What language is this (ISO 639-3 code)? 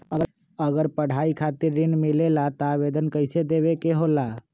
mag